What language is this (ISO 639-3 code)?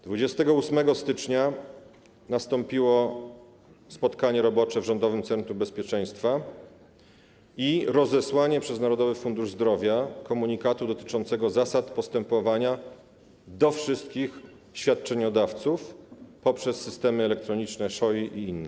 pol